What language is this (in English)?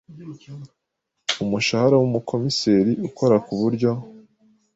Kinyarwanda